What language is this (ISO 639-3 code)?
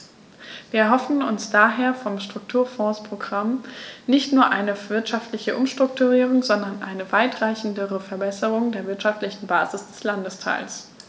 deu